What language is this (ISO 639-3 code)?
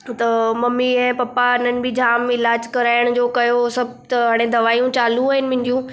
snd